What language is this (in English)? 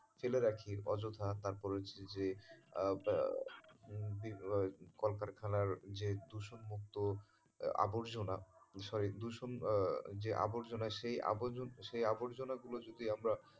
Bangla